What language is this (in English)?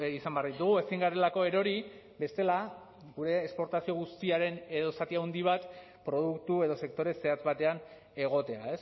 Basque